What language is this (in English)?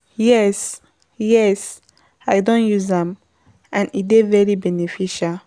Nigerian Pidgin